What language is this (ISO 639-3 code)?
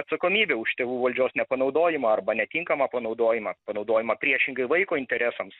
lit